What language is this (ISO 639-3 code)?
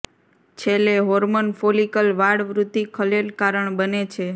guj